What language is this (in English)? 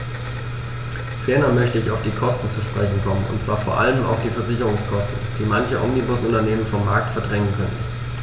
German